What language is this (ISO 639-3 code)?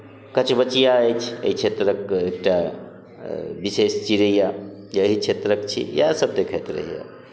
mai